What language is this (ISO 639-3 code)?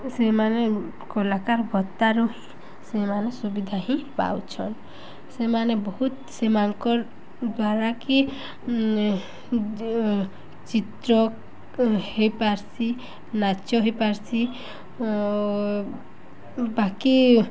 ori